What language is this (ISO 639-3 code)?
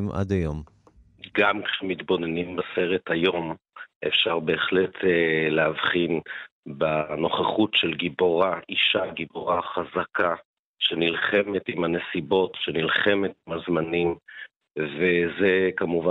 heb